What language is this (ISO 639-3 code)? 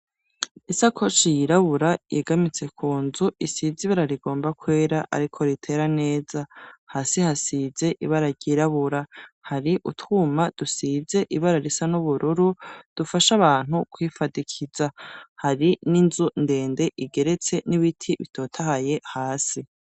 run